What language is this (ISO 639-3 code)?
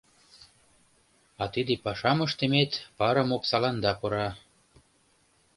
chm